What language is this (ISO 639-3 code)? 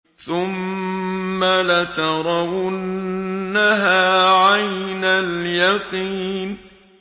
ara